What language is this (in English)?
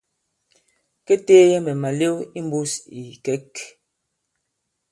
Bankon